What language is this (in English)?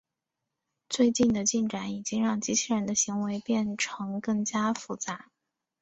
Chinese